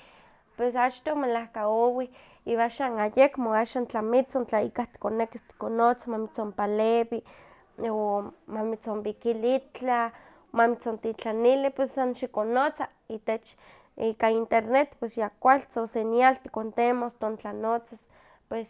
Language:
Huaxcaleca Nahuatl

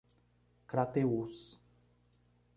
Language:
Portuguese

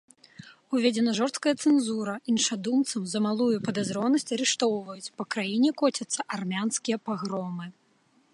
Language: Belarusian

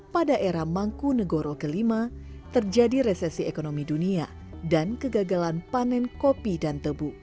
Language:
Indonesian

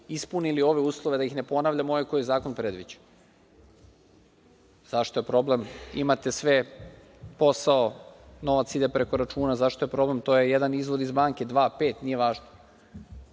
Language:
Serbian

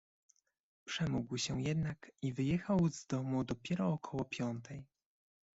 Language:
Polish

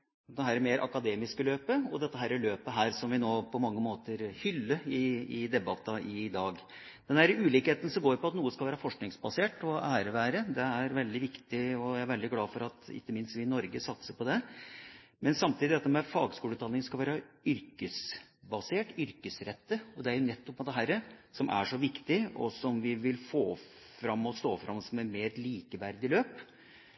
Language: Norwegian Bokmål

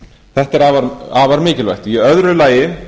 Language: Icelandic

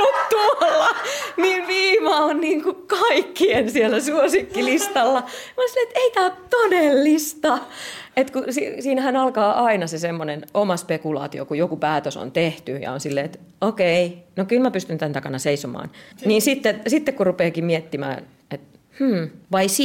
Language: Finnish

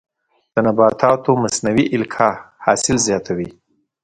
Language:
Pashto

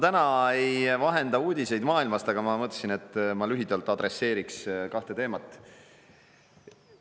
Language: Estonian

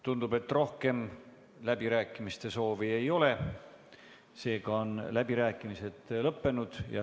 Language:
Estonian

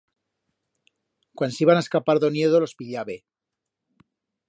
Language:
Aragonese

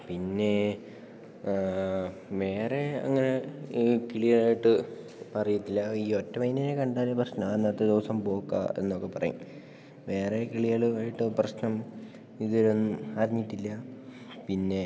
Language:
Malayalam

